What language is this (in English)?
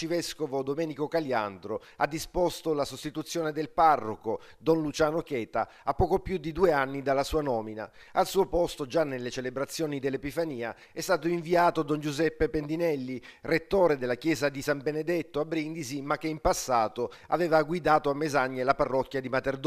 Italian